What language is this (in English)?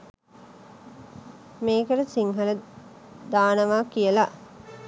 Sinhala